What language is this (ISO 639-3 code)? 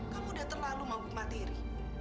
ind